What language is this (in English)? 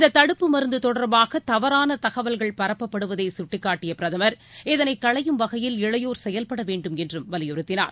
Tamil